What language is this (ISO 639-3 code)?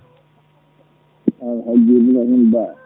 ful